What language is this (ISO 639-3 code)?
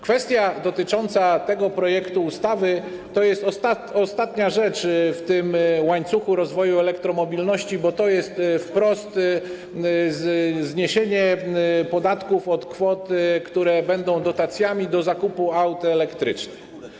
pol